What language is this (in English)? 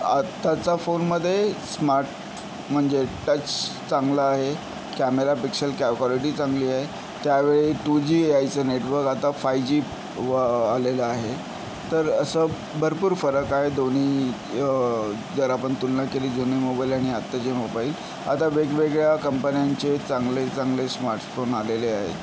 Marathi